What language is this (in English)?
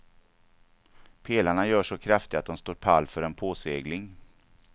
Swedish